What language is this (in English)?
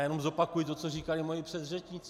Czech